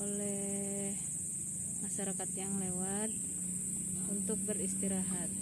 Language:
Indonesian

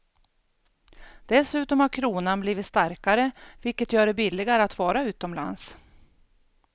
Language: Swedish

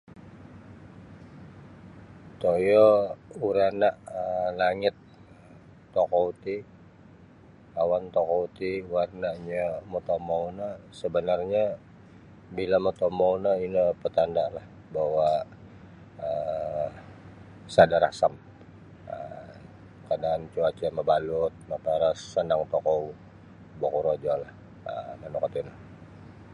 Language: Sabah Bisaya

